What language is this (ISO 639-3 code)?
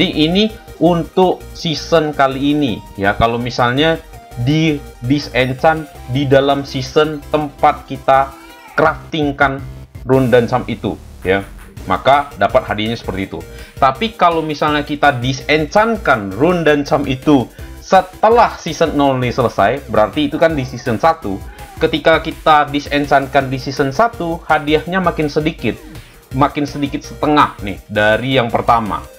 ind